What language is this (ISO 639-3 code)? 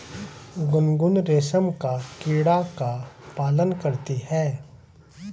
hin